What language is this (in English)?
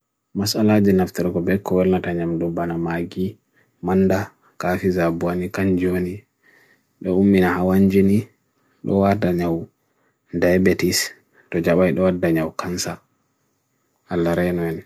Bagirmi Fulfulde